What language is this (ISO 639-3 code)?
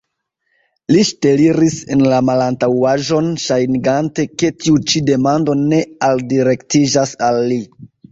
epo